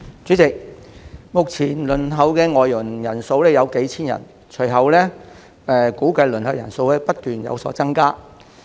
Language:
Cantonese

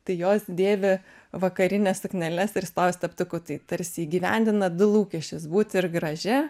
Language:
Lithuanian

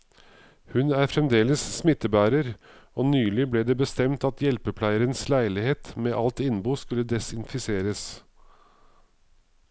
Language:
Norwegian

